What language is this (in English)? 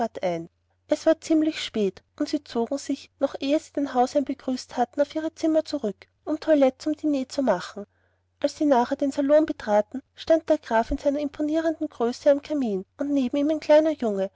German